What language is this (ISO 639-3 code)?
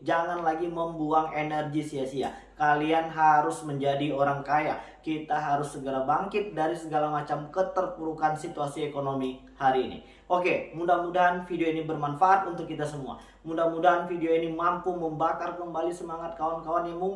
ind